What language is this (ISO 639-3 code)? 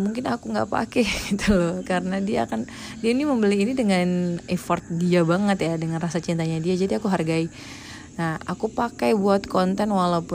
ind